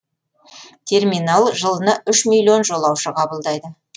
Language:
Kazakh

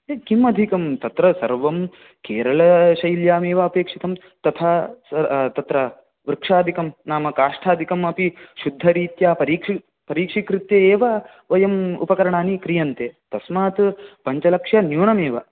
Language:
Sanskrit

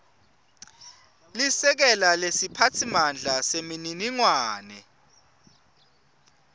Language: Swati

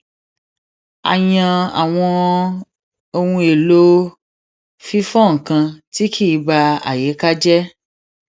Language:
Yoruba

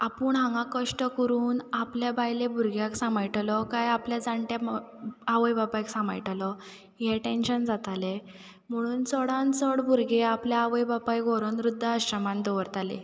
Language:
Konkani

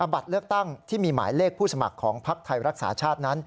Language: Thai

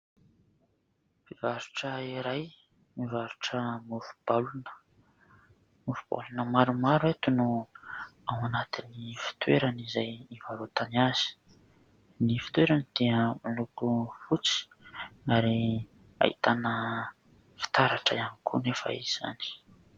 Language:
Malagasy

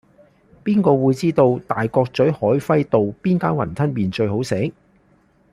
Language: Cantonese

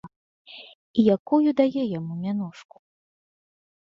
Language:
Belarusian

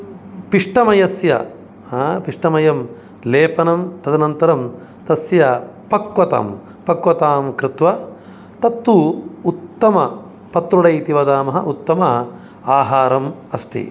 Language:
Sanskrit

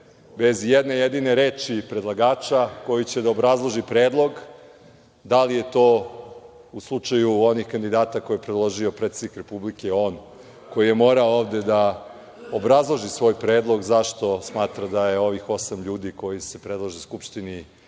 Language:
Serbian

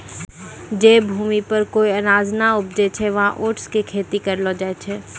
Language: Maithili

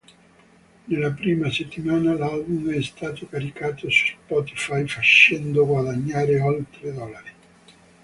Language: Italian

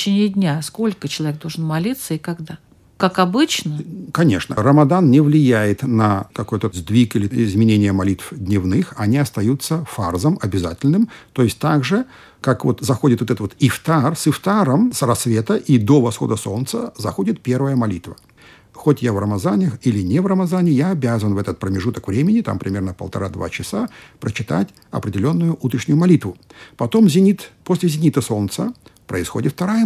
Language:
Russian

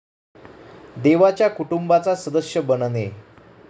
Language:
Marathi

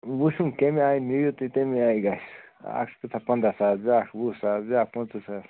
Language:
Kashmiri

